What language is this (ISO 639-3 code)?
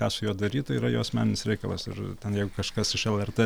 lit